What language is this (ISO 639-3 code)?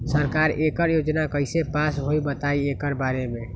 mag